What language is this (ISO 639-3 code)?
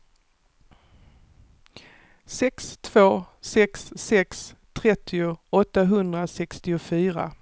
swe